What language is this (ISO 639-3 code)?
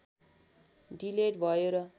nep